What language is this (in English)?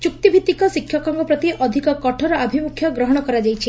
Odia